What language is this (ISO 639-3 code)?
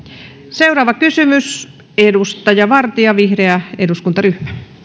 fin